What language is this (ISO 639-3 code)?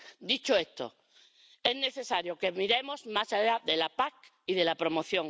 spa